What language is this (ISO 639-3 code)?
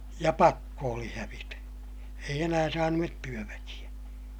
fin